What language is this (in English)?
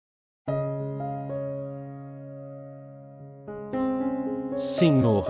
Portuguese